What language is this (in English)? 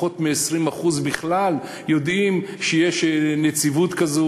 Hebrew